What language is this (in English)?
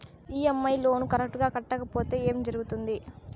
Telugu